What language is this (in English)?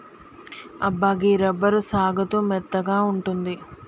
Telugu